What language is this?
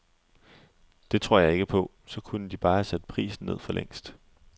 Danish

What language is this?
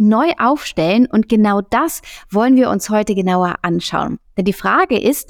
German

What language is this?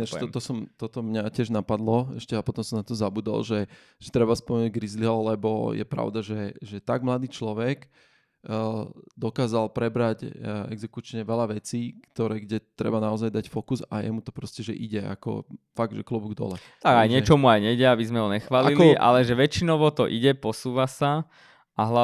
Slovak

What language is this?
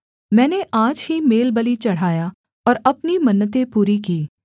Hindi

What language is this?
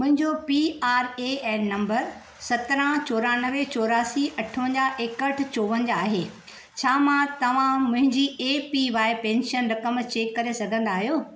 Sindhi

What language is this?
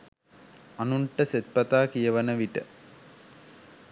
Sinhala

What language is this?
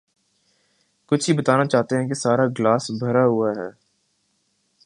Urdu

